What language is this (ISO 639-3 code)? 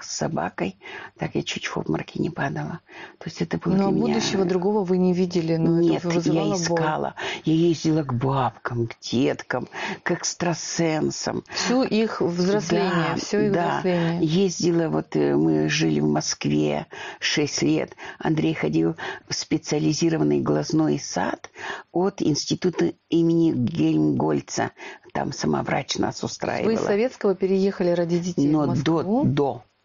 rus